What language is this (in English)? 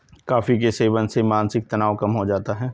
Hindi